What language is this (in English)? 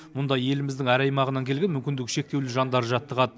Kazakh